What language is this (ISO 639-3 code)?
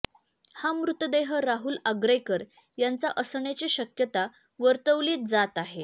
mar